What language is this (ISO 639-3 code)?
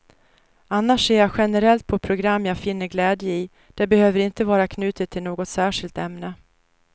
swe